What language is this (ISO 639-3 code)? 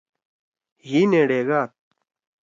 trw